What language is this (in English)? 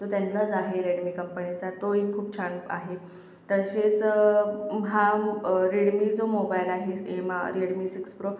Marathi